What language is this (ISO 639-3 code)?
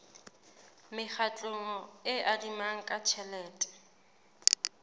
sot